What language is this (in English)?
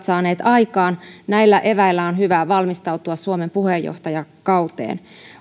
Finnish